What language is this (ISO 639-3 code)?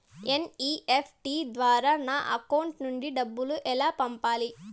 tel